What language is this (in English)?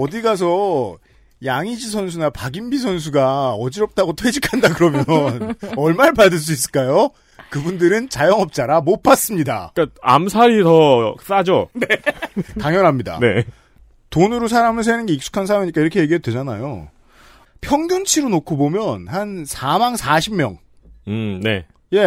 Korean